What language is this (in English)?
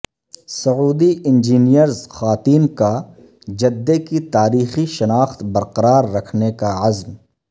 Urdu